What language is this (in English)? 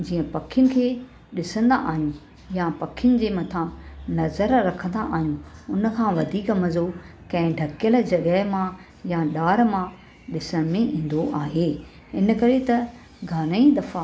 Sindhi